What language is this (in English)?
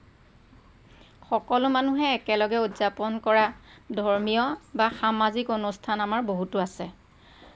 Assamese